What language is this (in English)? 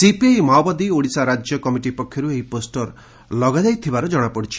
Odia